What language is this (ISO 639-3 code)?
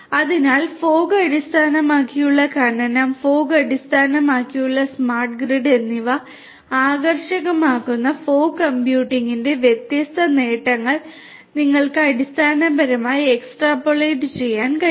mal